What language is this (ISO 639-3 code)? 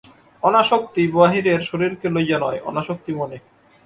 ben